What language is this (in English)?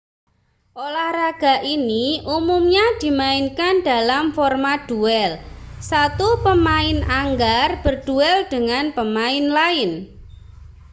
Indonesian